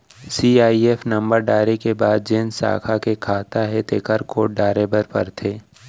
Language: Chhattisgarhi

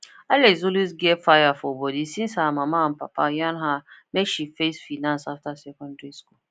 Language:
Nigerian Pidgin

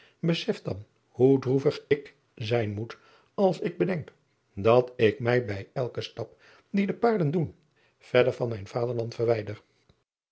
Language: Dutch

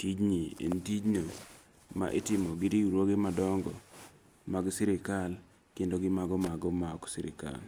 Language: Luo (Kenya and Tanzania)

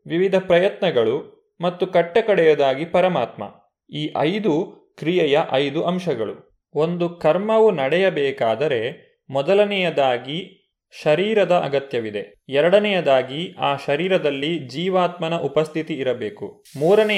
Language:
Kannada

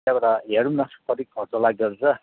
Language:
Nepali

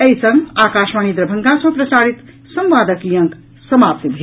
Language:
Maithili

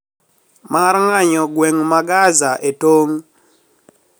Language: Luo (Kenya and Tanzania)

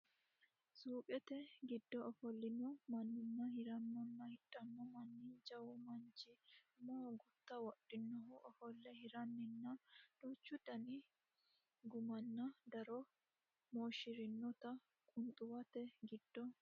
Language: Sidamo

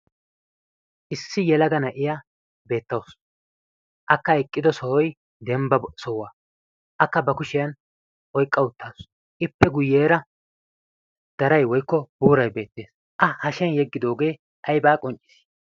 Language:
Wolaytta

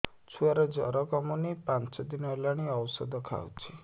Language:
Odia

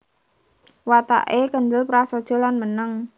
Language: Javanese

